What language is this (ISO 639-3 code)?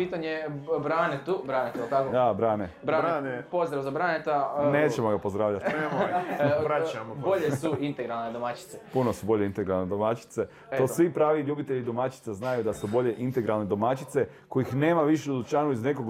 hrv